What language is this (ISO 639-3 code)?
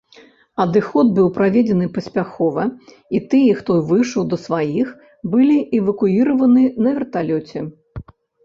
bel